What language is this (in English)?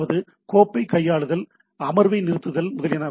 Tamil